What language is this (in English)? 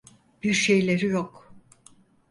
Turkish